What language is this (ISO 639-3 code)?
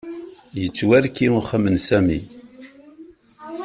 kab